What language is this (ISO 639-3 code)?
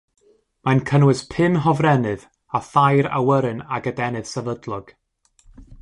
cym